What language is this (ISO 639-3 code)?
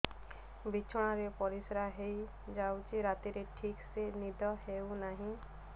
ori